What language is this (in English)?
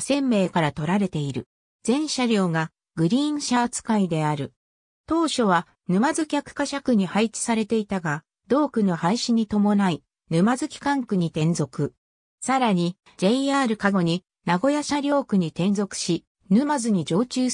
Japanese